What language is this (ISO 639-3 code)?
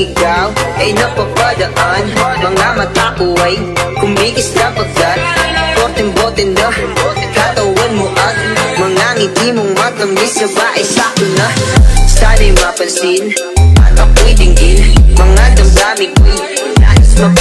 tha